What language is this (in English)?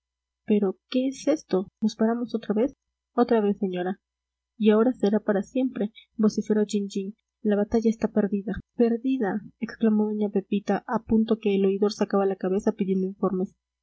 Spanish